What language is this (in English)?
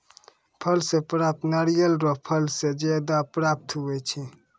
Maithili